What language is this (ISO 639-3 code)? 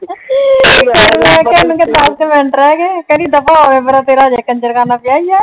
pan